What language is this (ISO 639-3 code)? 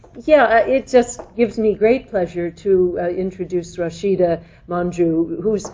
eng